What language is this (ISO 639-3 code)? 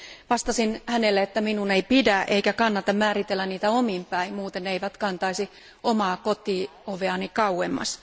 fin